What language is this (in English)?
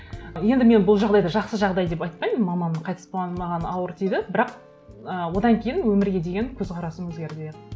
Kazakh